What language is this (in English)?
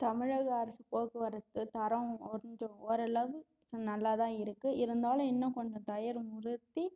Tamil